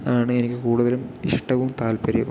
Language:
Malayalam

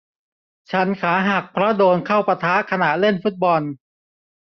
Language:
Thai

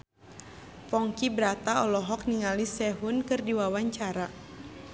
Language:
Sundanese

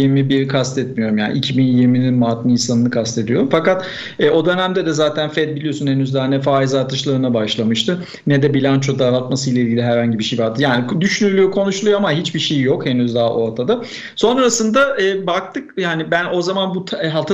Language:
Turkish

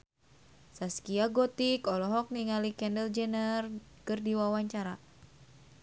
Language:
Sundanese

